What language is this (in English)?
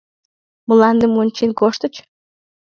Mari